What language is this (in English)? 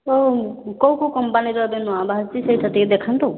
Odia